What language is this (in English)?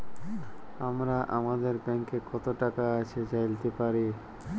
Bangla